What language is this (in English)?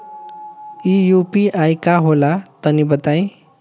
Bhojpuri